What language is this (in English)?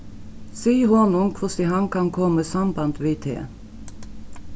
Faroese